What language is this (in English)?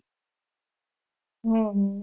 Gujarati